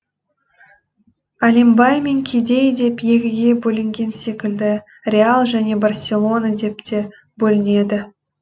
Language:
Kazakh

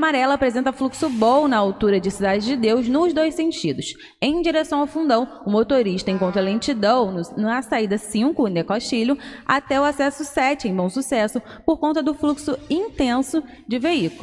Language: Portuguese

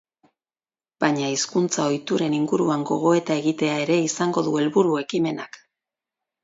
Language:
Basque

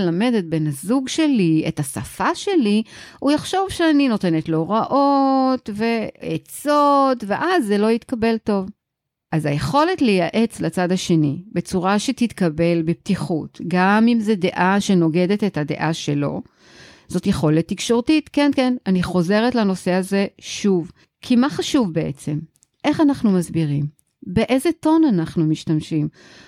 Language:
Hebrew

